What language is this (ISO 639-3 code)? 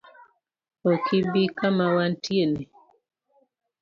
luo